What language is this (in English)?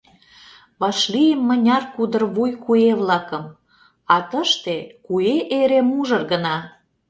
Mari